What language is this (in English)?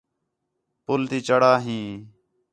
Khetrani